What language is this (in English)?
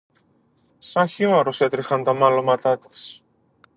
Greek